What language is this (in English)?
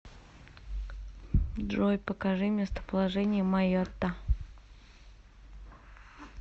Russian